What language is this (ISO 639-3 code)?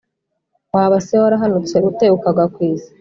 kin